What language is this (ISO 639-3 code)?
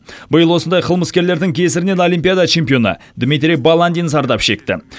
kaz